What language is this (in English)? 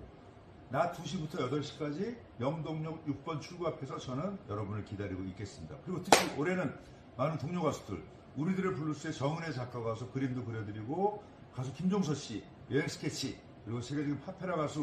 Korean